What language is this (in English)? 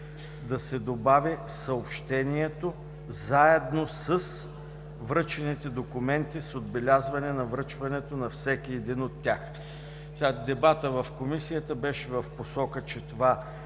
Bulgarian